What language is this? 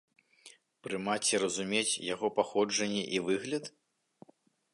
Belarusian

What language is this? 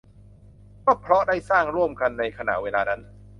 Thai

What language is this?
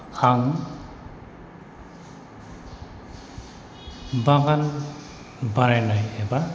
Bodo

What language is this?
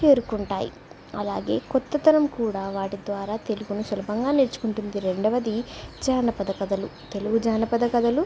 Telugu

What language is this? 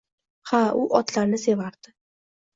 Uzbek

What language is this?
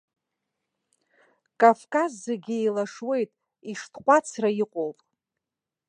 Abkhazian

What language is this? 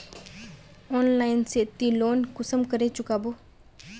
Magahi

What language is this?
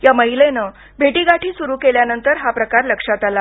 Marathi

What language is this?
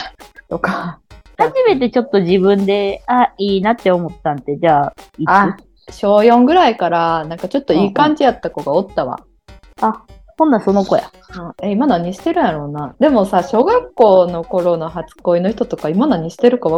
Japanese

